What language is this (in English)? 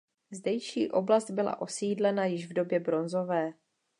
Czech